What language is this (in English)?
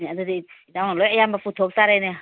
Manipuri